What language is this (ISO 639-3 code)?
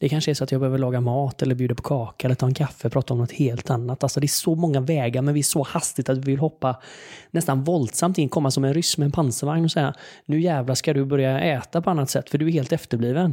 swe